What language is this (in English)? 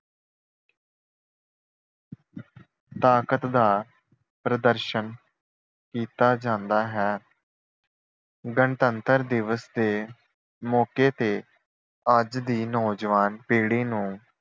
Punjabi